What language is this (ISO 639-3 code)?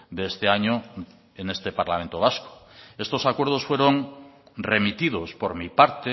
spa